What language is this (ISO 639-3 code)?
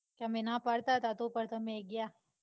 guj